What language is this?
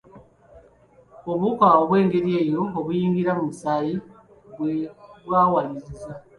Ganda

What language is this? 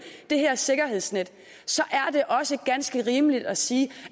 Danish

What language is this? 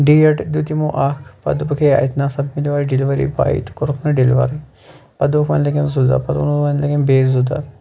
Kashmiri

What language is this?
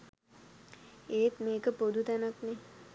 Sinhala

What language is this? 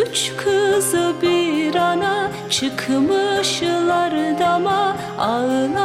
Turkish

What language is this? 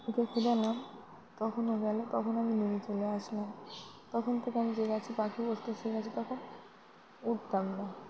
Bangla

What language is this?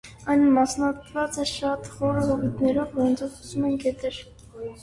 Armenian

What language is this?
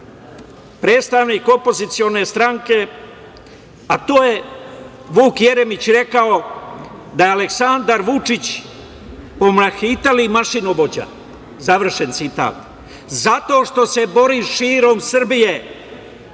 Serbian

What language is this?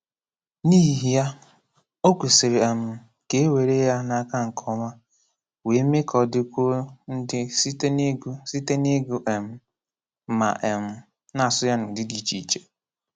Igbo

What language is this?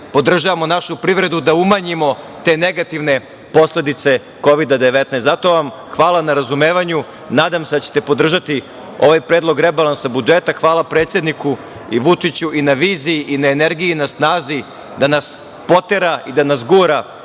Serbian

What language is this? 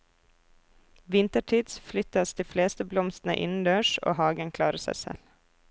Norwegian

